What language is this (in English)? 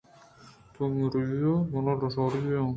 Eastern Balochi